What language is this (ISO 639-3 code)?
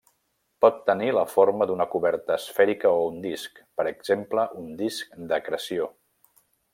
cat